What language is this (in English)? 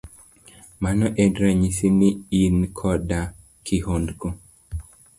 Luo (Kenya and Tanzania)